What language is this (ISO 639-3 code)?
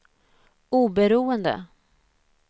swe